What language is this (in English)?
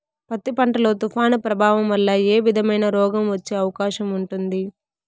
Telugu